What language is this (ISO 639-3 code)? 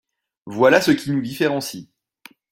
fra